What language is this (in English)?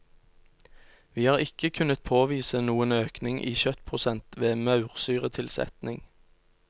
Norwegian